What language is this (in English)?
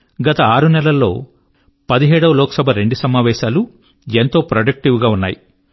Telugu